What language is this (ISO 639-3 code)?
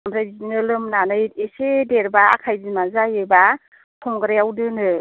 brx